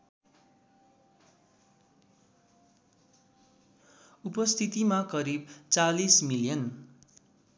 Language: Nepali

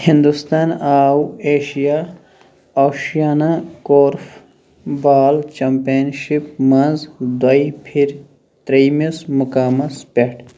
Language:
Kashmiri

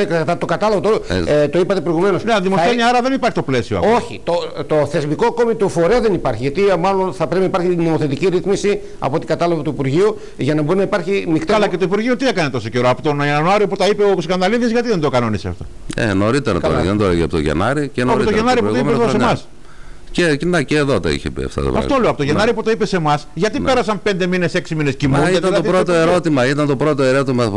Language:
Greek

